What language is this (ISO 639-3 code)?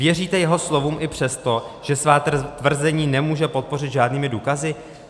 ces